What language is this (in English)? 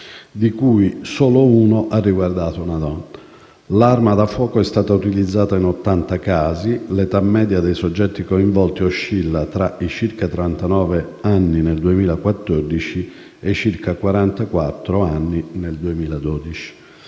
Italian